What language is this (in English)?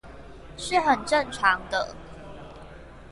Chinese